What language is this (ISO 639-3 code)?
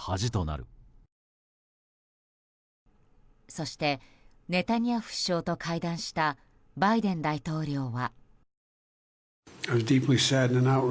jpn